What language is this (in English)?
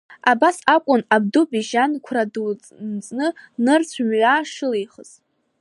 Abkhazian